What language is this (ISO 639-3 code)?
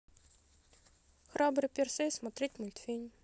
rus